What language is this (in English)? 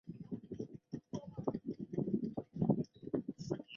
Chinese